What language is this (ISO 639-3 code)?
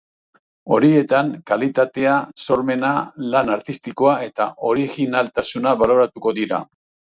eus